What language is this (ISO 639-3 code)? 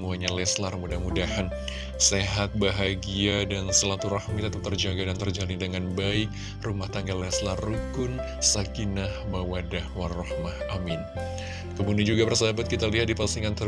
ind